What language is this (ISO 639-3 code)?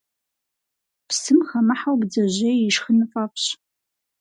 kbd